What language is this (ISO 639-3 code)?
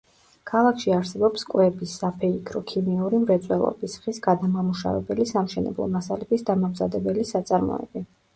kat